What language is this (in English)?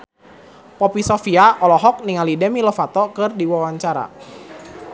Sundanese